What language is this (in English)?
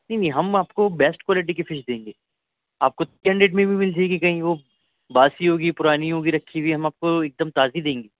Urdu